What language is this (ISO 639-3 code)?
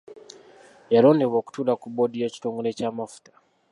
lug